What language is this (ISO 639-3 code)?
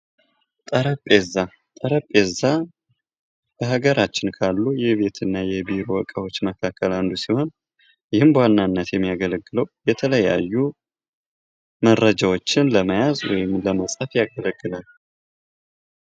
amh